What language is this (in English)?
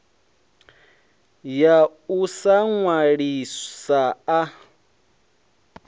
Venda